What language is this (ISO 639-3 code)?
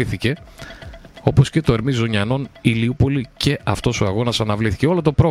ell